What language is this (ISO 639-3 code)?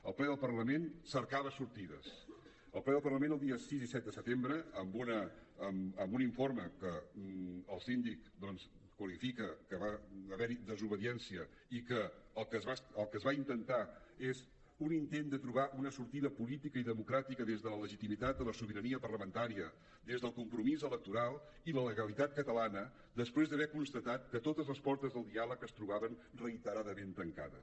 cat